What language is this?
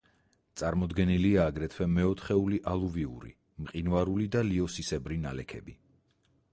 Georgian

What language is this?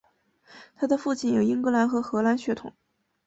Chinese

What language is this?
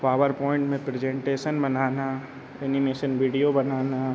Hindi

